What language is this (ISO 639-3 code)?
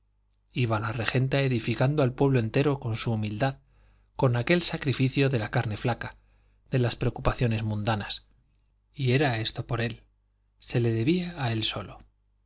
spa